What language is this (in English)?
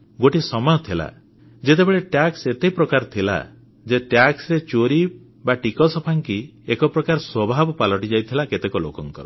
Odia